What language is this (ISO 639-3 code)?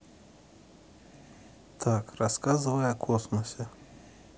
rus